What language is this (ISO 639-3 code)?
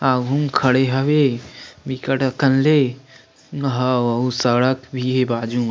hne